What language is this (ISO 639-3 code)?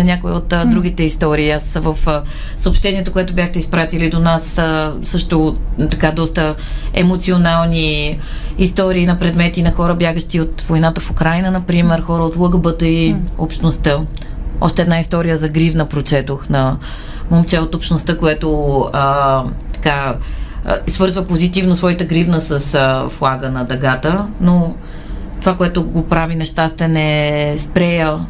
bul